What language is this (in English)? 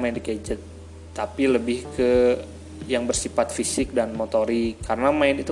Indonesian